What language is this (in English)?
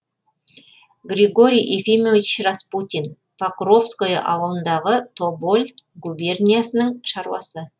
Kazakh